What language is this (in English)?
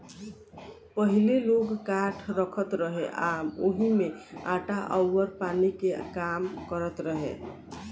Bhojpuri